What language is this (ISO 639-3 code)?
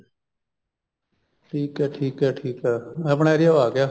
pan